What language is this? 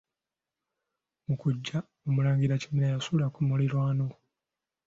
Ganda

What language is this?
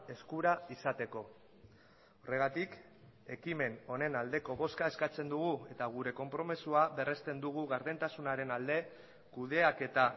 Basque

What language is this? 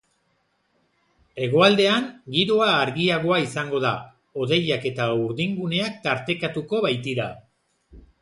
Basque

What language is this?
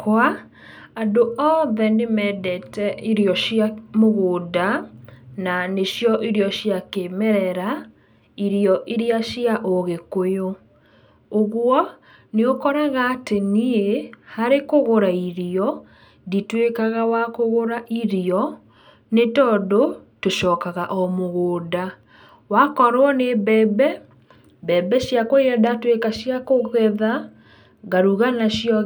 Kikuyu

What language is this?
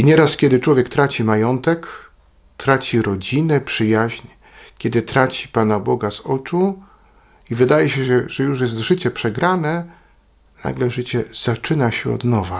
Polish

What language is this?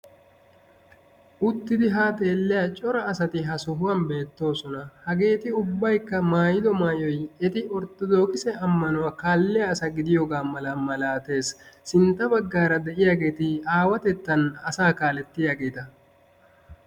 Wolaytta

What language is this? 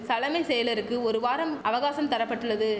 Tamil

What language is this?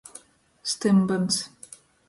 Latgalian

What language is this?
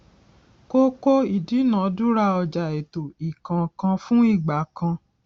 Yoruba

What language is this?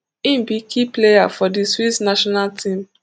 Nigerian Pidgin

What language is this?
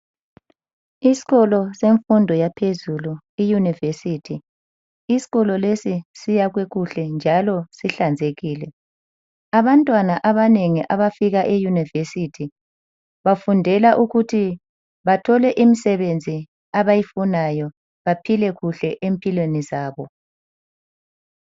North Ndebele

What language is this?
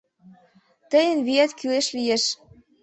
Mari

